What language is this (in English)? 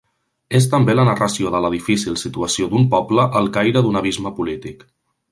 Catalan